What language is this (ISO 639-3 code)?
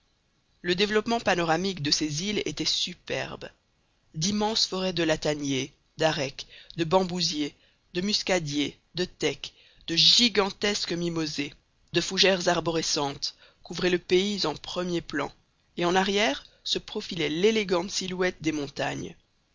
fra